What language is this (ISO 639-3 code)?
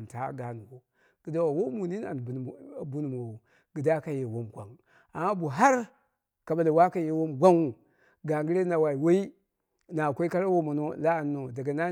kna